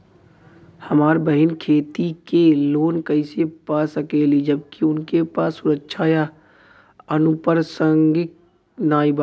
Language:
Bhojpuri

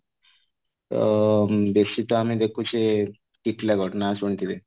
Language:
Odia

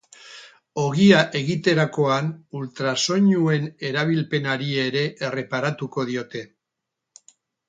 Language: Basque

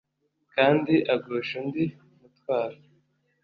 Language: Kinyarwanda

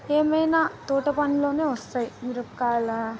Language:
Telugu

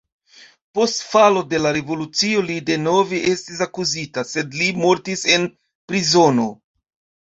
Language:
Esperanto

